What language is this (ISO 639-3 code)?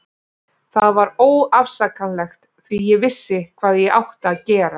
isl